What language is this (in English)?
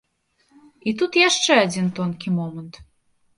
Belarusian